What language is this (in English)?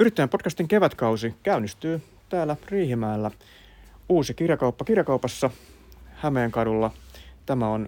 Finnish